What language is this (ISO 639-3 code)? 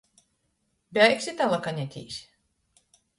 ltg